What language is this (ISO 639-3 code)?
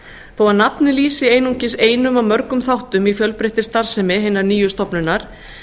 isl